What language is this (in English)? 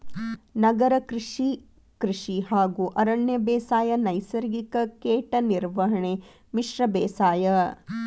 Kannada